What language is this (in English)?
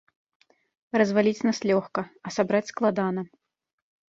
Belarusian